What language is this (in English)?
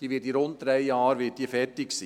Swiss German